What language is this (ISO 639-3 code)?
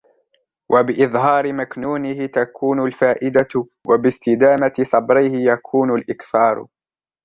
ara